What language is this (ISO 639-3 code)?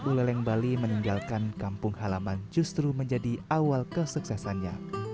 ind